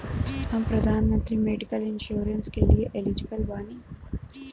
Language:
Bhojpuri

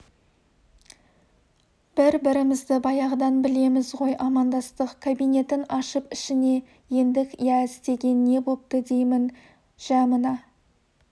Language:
Kazakh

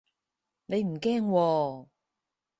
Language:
Cantonese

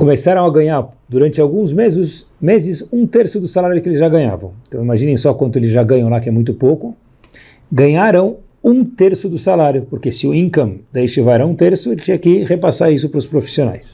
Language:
Portuguese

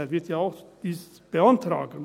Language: Swiss German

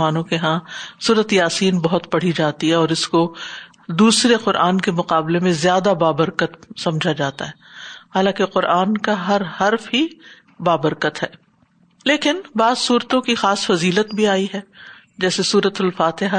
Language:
Urdu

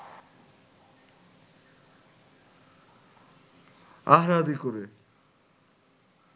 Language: Bangla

